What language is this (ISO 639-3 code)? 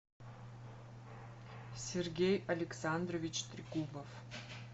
rus